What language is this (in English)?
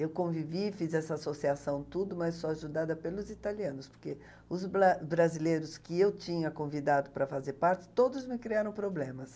Portuguese